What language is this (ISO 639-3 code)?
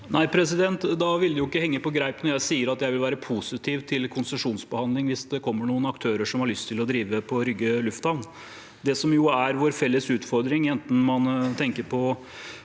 nor